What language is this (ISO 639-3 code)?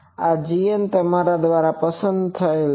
guj